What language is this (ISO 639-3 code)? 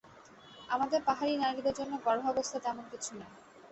ben